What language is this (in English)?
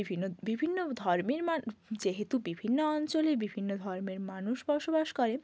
Bangla